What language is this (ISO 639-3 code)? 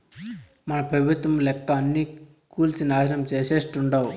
tel